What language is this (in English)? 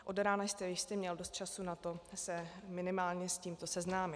Czech